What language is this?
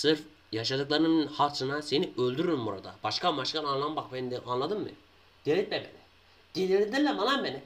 Turkish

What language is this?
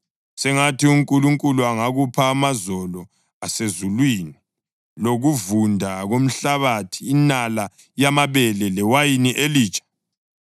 North Ndebele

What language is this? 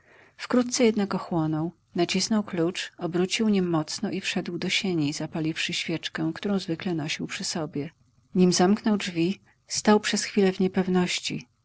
Polish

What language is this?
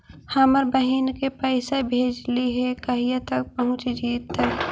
Magahi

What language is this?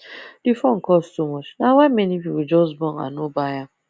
Nigerian Pidgin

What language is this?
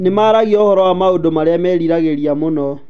Kikuyu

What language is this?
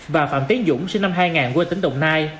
Vietnamese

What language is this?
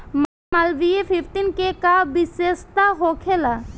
Bhojpuri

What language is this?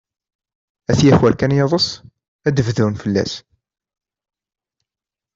Kabyle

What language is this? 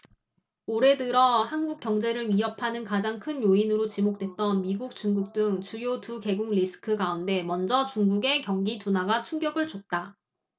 Korean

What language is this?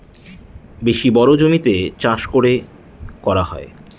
Bangla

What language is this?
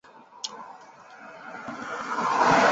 Chinese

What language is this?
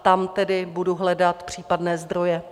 Czech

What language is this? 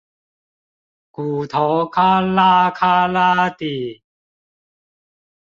Chinese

